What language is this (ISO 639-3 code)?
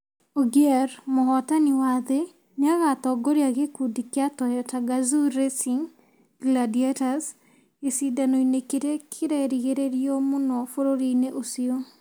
kik